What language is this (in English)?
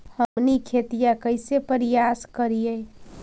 Magahi